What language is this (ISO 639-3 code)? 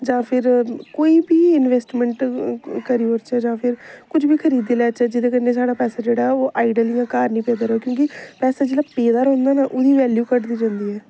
doi